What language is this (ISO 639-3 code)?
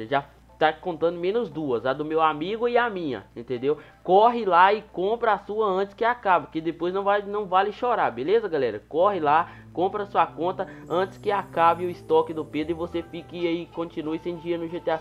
por